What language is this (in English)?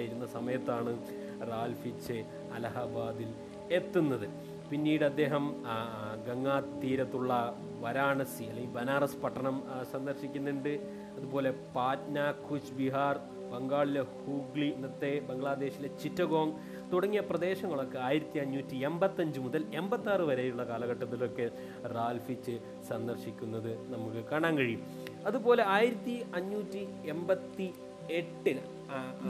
Malayalam